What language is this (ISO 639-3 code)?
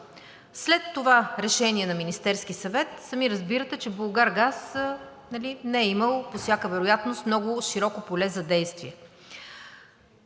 bul